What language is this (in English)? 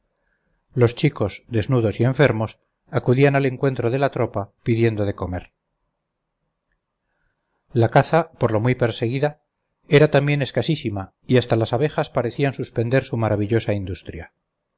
Spanish